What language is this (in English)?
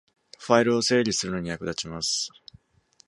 Japanese